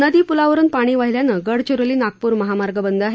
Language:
Marathi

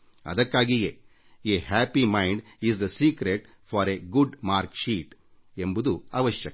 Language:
Kannada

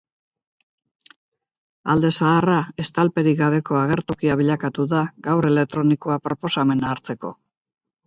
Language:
Basque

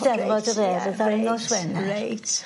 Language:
Welsh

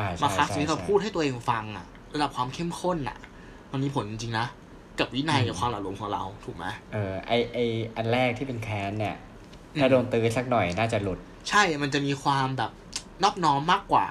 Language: Thai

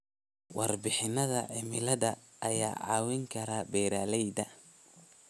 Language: Somali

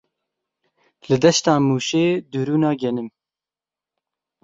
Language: Kurdish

